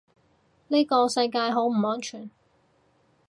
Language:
Cantonese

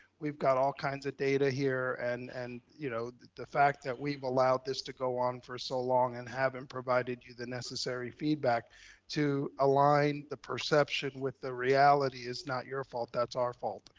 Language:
English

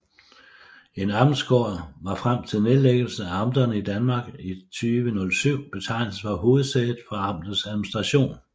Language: Danish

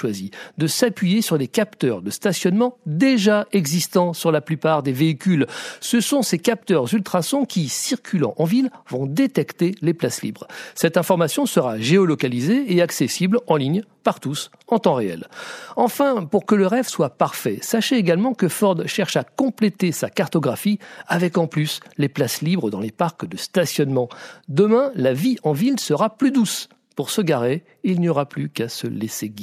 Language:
French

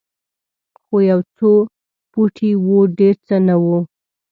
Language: Pashto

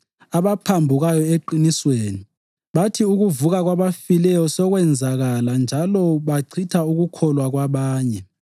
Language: North Ndebele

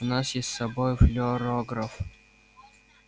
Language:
Russian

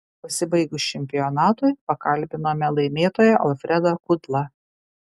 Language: Lithuanian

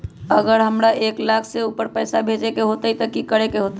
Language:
Magahi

